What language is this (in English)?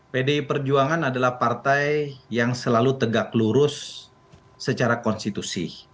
Indonesian